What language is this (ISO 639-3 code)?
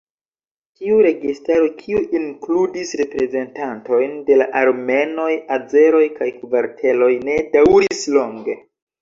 epo